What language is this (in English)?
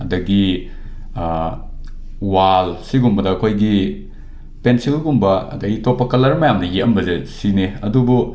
Manipuri